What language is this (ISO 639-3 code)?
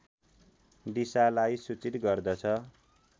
nep